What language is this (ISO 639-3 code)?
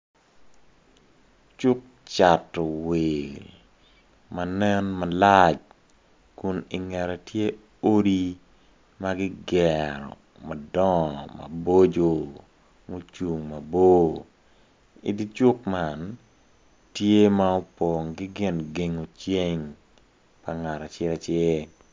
ach